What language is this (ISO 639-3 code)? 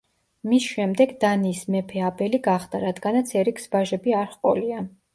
kat